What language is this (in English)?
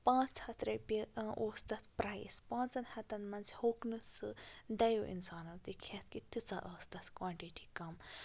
Kashmiri